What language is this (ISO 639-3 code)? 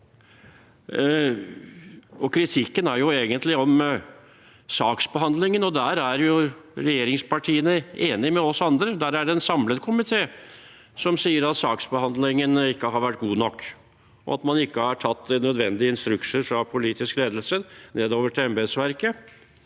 nor